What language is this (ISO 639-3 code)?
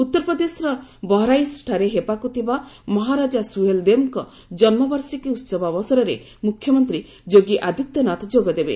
ori